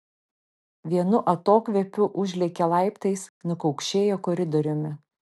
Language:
Lithuanian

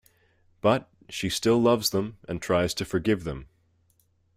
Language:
English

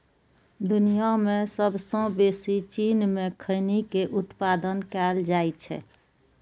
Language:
Maithili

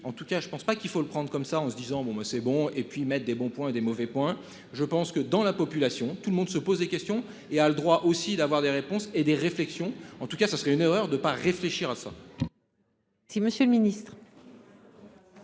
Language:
French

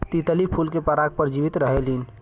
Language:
Bhojpuri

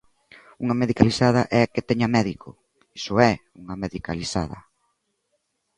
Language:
Galician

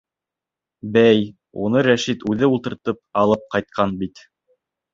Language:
Bashkir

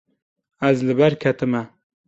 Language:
Kurdish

